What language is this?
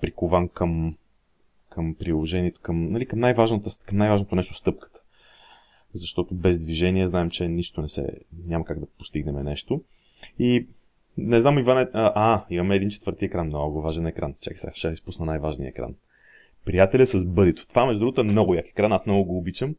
Bulgarian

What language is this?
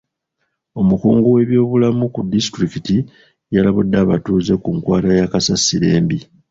Ganda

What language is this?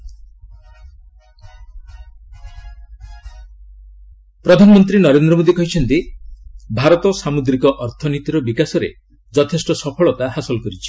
Odia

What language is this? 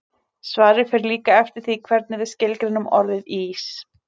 Icelandic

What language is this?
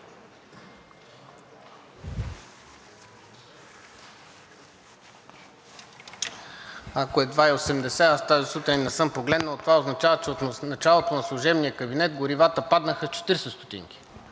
Bulgarian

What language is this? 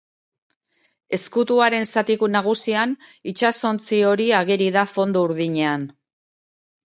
Basque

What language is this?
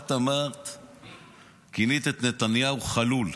Hebrew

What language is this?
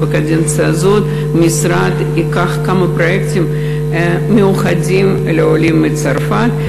Hebrew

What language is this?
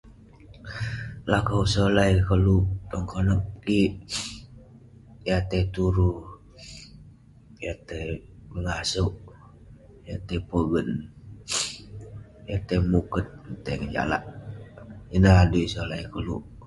Western Penan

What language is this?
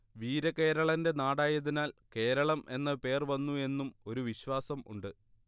Malayalam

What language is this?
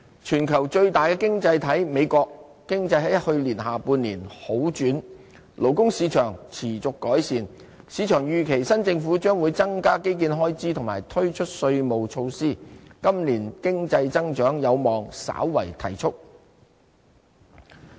Cantonese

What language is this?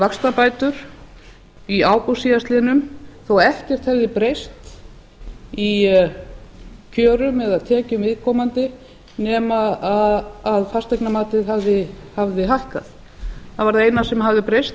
Icelandic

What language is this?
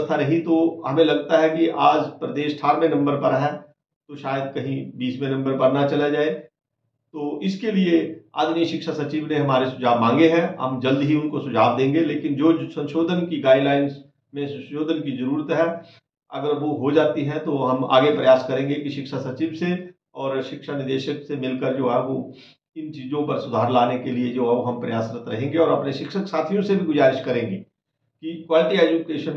Hindi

